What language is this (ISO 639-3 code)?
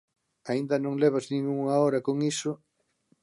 glg